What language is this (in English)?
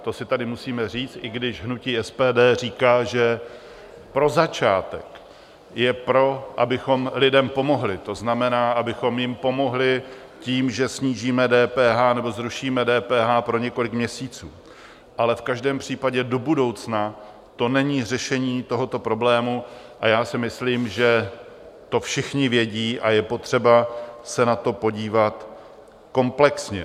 Czech